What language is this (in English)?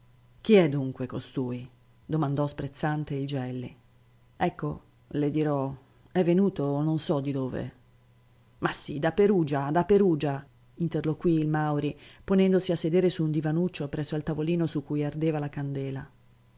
Italian